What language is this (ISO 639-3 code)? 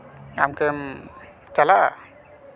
sat